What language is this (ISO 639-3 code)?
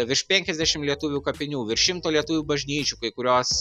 lit